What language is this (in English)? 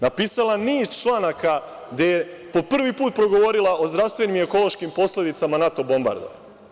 Serbian